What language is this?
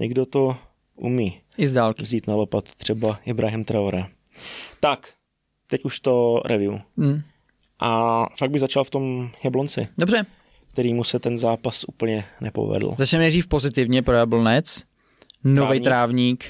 Czech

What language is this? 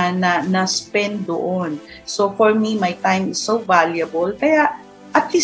Filipino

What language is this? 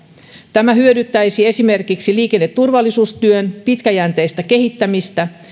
Finnish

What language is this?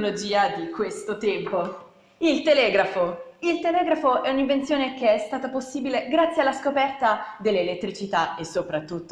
Italian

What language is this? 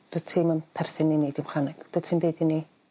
Welsh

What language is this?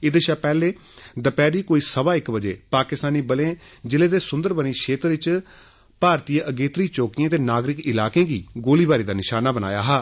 Dogri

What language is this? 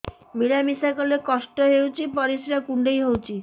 Odia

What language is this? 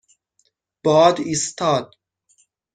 Persian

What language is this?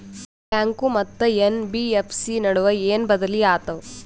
Kannada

